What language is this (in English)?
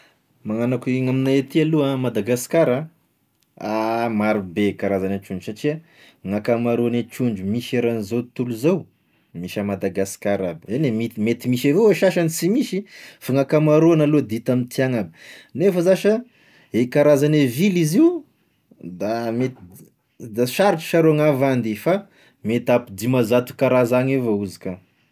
Tesaka Malagasy